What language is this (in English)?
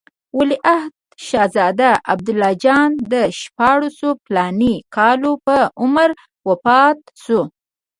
Pashto